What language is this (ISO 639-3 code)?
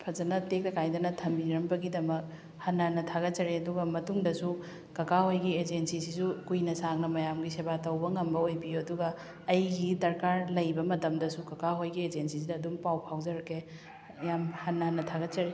mni